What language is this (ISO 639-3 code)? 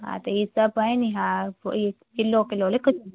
snd